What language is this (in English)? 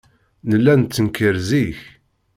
Kabyle